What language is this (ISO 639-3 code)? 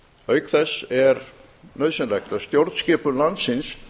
isl